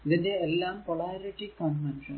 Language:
Malayalam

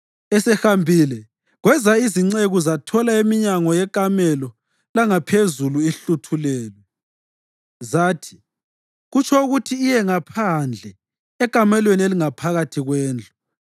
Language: North Ndebele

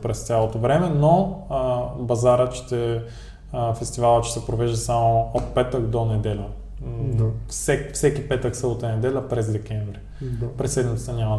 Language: Bulgarian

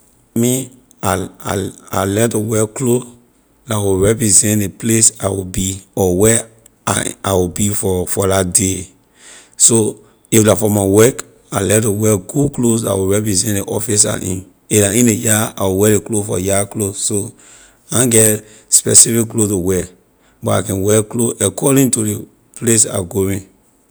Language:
Liberian English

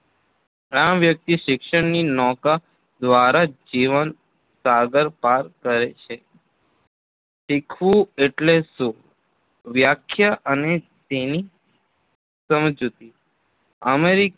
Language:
Gujarati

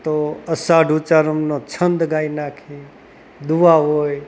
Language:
Gujarati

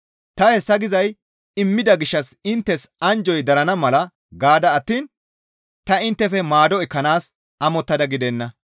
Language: Gamo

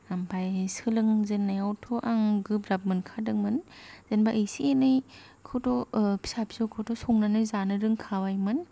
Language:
Bodo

